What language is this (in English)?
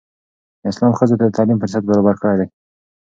Pashto